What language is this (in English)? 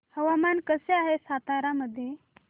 Marathi